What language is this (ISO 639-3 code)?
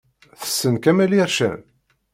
kab